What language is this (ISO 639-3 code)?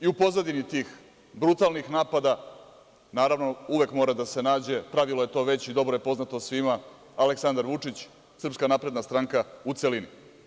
srp